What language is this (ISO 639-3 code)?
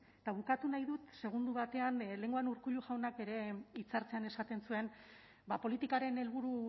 eus